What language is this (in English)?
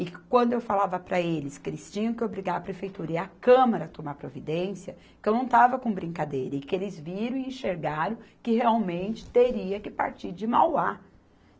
Portuguese